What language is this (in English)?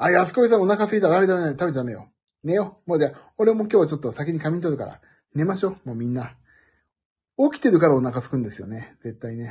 Japanese